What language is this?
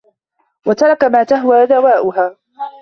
Arabic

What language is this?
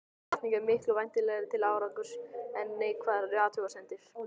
Icelandic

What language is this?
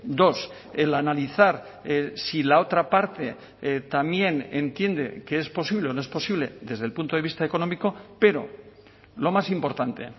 Spanish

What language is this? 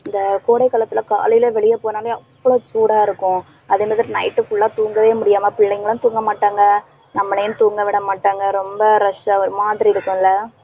Tamil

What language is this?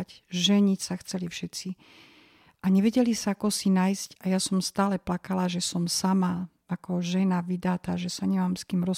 Slovak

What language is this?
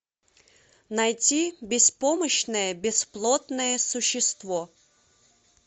Russian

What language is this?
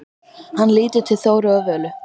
Icelandic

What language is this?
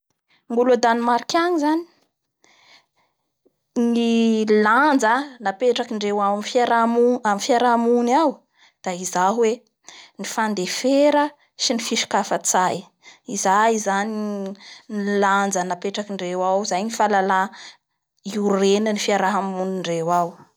Bara Malagasy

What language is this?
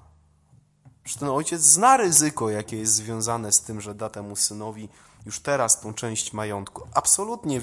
Polish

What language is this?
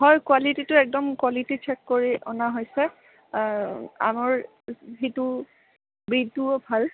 Assamese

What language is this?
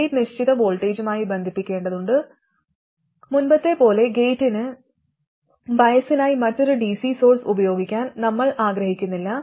Malayalam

